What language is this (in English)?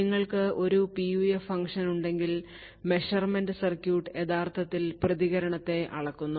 Malayalam